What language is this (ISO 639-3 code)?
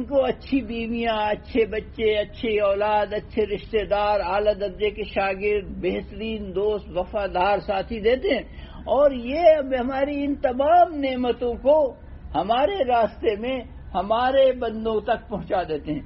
urd